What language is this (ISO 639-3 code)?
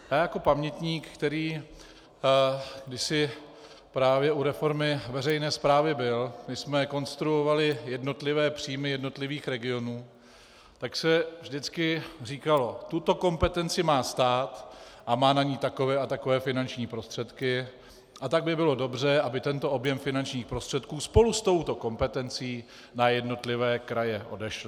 ces